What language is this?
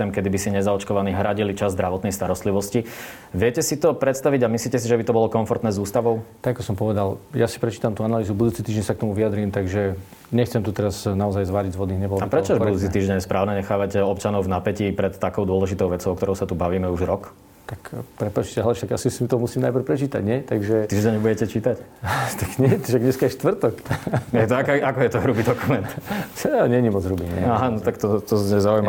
Slovak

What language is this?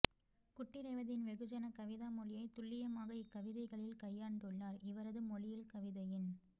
Tamil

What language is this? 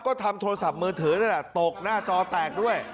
Thai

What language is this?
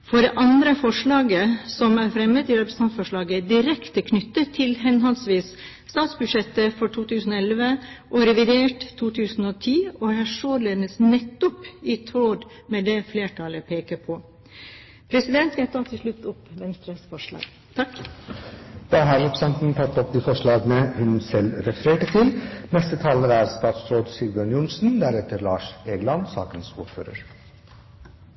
Norwegian Bokmål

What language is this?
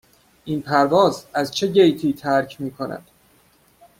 Persian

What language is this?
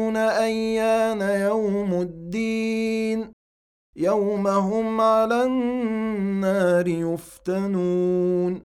Arabic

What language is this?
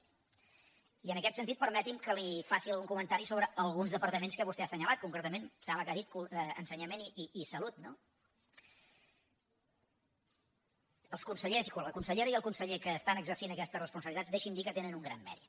Catalan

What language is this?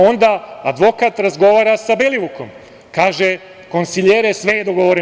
Serbian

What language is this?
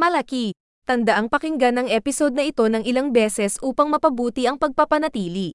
Filipino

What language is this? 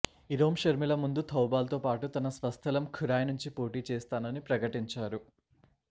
Telugu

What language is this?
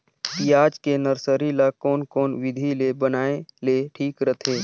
Chhattisgarhi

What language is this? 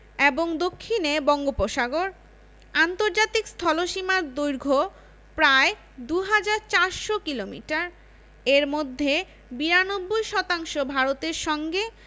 Bangla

